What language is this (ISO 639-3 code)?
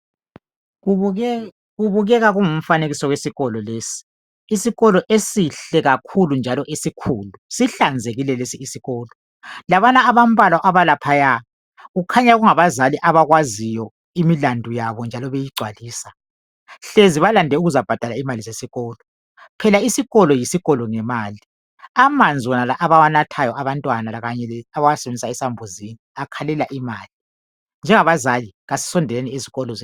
nde